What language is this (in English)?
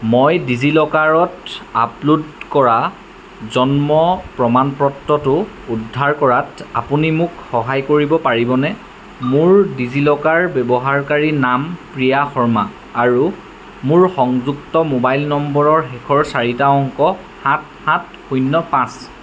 Assamese